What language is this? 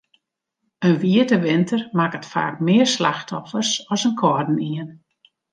Western Frisian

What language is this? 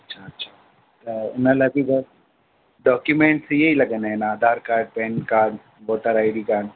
Sindhi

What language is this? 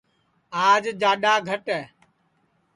Sansi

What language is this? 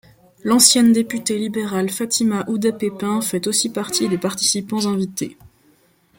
French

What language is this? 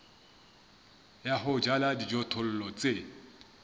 Southern Sotho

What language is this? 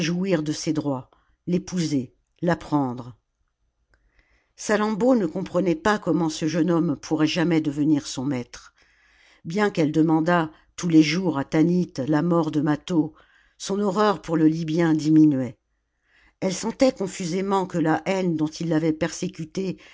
French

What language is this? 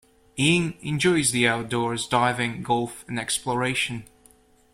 English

